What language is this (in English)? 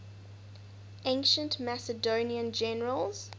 English